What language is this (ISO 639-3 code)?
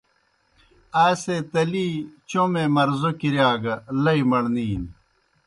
plk